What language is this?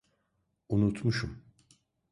Turkish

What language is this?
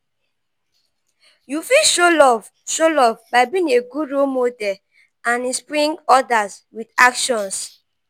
Nigerian Pidgin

